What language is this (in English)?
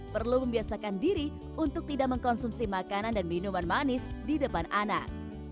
Indonesian